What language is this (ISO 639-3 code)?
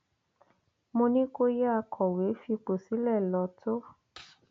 yor